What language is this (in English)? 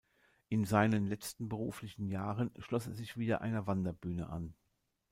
German